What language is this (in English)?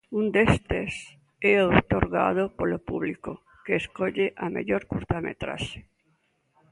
Galician